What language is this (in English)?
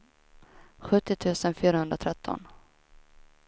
Swedish